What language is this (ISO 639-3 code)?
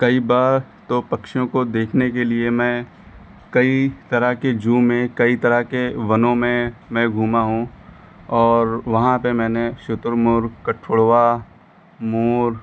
hin